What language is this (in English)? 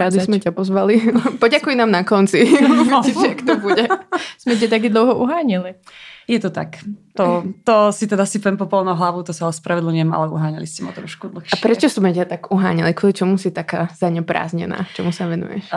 Czech